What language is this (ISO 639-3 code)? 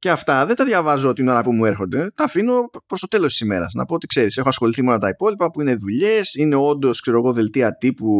ell